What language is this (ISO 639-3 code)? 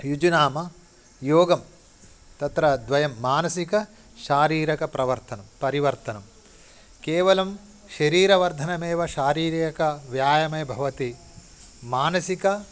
san